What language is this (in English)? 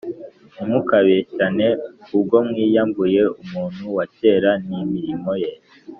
Kinyarwanda